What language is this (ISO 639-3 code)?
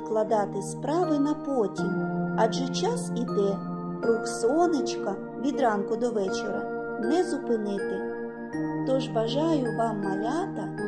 ukr